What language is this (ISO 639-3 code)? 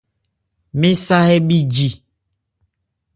ebr